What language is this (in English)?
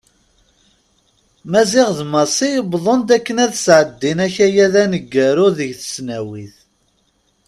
Kabyle